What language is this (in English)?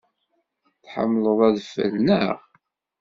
Kabyle